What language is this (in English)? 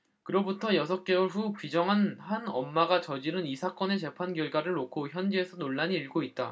Korean